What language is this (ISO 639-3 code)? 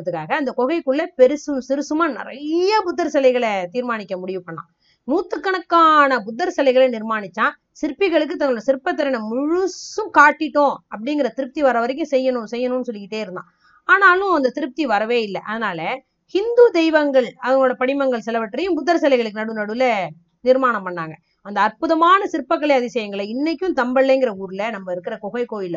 tam